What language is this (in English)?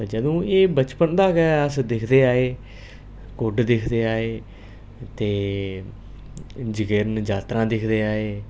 Dogri